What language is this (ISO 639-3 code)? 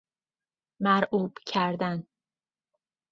fas